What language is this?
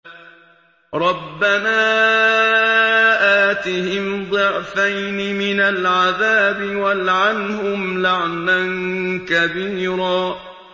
Arabic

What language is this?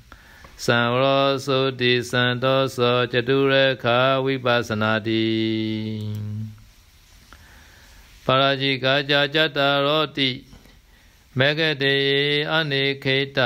Vietnamese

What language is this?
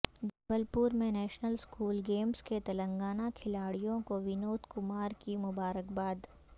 Urdu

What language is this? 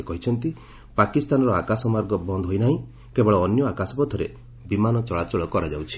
Odia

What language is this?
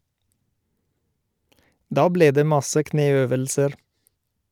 Norwegian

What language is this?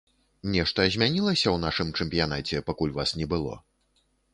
Belarusian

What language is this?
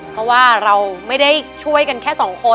Thai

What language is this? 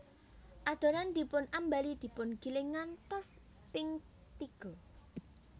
Javanese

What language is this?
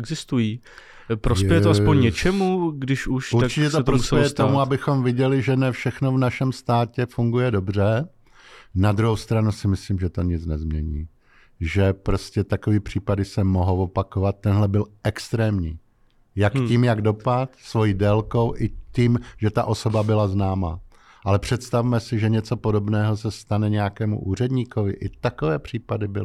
Czech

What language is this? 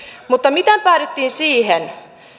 Finnish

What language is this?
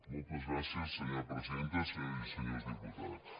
Catalan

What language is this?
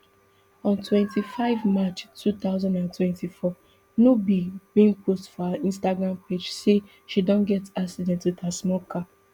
Nigerian Pidgin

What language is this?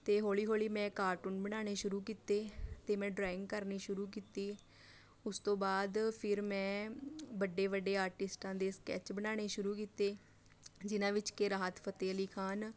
Punjabi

